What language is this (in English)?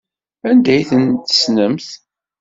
Kabyle